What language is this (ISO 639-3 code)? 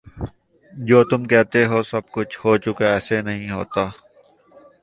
urd